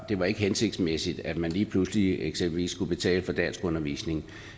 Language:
Danish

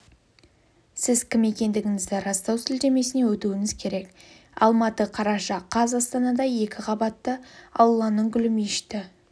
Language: Kazakh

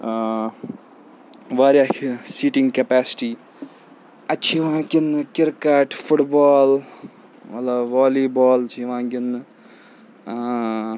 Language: Kashmiri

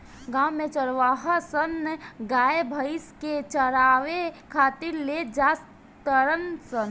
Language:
Bhojpuri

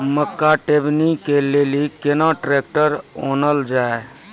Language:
Maithili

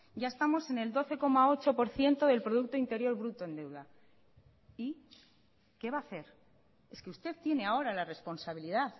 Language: Spanish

